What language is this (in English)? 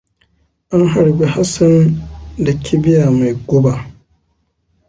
Hausa